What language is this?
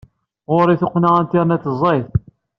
Kabyle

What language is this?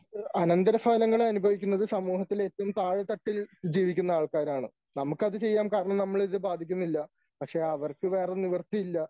Malayalam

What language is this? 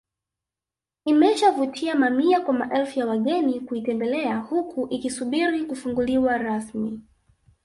Swahili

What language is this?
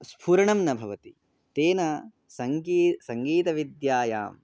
Sanskrit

